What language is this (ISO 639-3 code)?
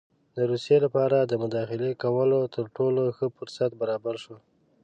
pus